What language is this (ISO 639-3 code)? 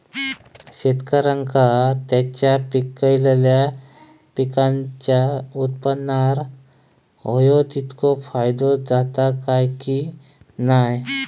mar